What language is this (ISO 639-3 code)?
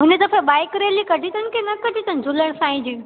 snd